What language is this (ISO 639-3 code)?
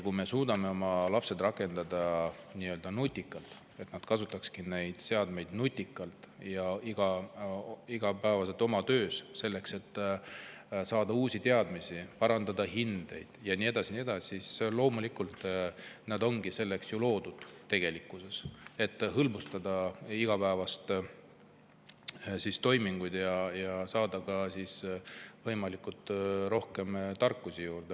est